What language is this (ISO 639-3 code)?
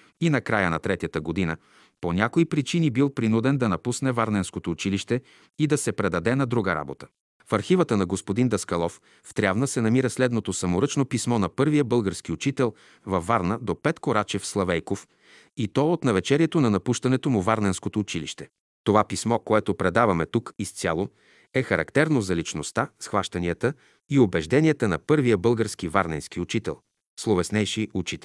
bul